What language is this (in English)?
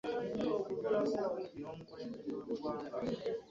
Ganda